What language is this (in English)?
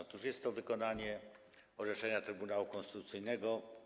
Polish